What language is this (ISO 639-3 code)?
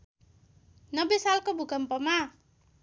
nep